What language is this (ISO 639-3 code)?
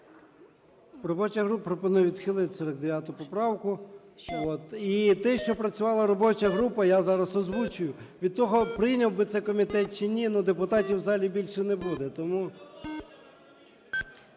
ukr